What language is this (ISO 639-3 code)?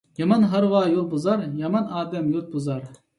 uig